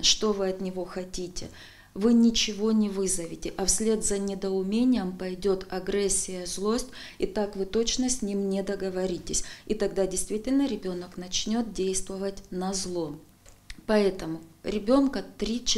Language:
Russian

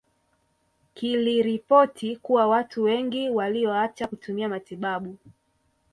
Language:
Swahili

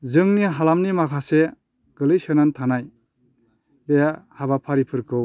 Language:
Bodo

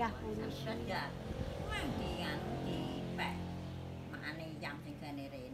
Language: Indonesian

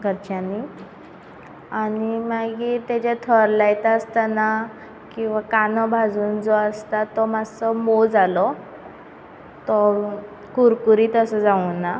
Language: Konkani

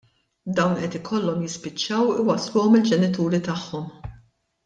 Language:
Maltese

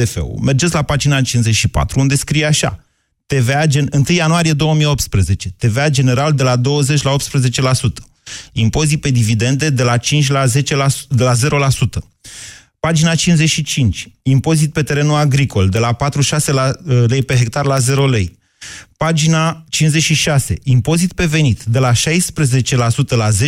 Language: Romanian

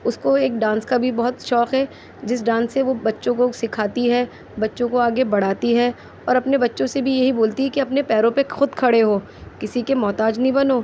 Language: Urdu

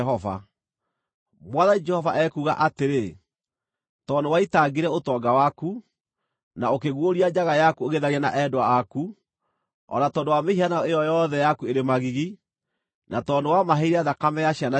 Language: Kikuyu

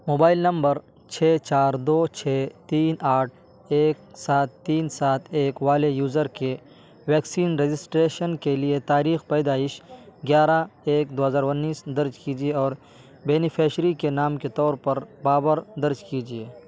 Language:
Urdu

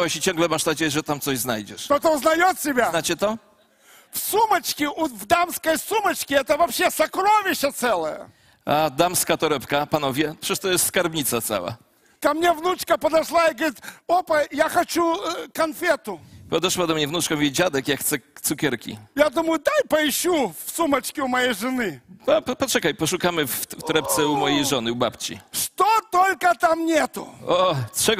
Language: Polish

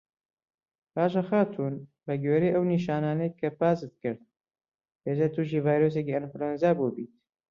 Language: Central Kurdish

